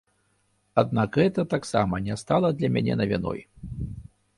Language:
Belarusian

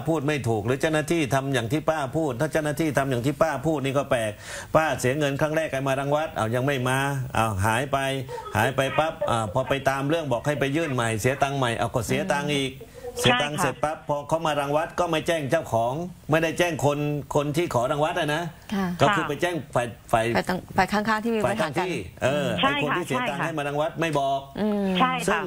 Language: Thai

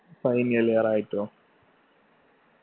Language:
Malayalam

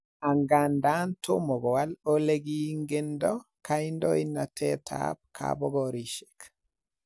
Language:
Kalenjin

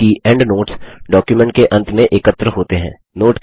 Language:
Hindi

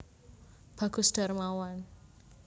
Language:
Javanese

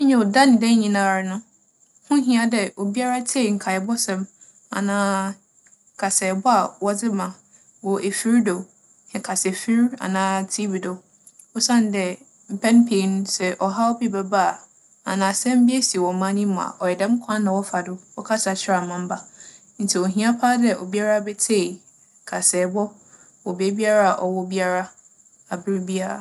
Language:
Akan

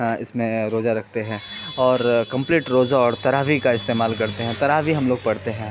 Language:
Urdu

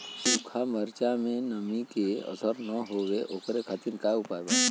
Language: Bhojpuri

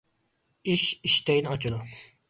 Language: Uyghur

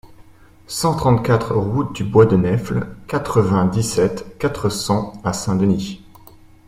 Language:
French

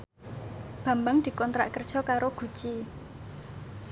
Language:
Javanese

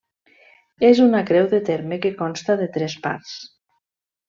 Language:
Catalan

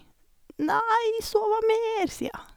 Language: Norwegian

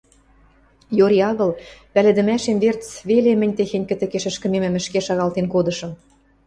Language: Western Mari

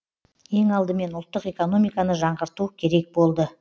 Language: Kazakh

